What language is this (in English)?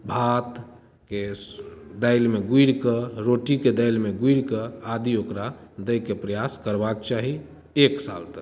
Maithili